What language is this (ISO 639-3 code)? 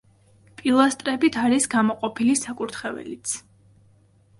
kat